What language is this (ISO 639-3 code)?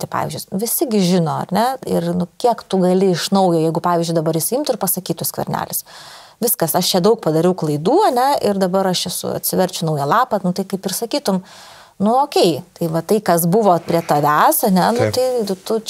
lit